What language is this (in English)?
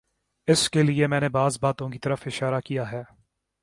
Urdu